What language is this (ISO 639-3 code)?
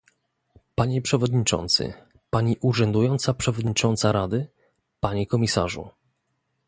pol